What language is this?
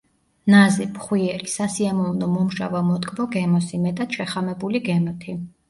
Georgian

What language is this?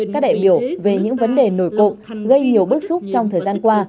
Vietnamese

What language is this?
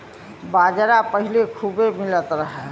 Bhojpuri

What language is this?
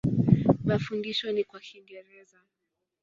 Swahili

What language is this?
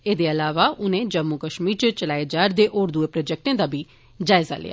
Dogri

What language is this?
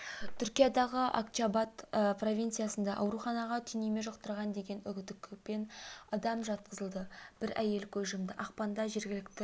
Kazakh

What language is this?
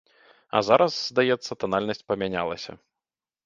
Belarusian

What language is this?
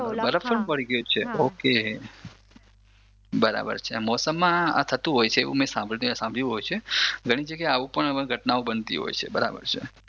Gujarati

